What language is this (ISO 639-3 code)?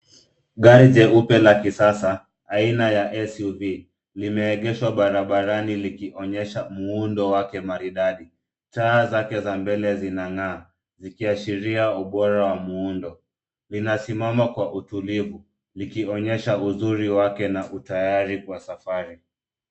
swa